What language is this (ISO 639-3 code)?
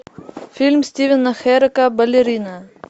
rus